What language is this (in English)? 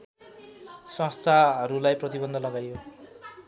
Nepali